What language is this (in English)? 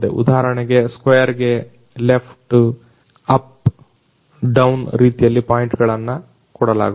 Kannada